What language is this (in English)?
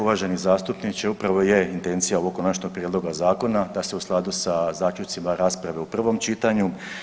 Croatian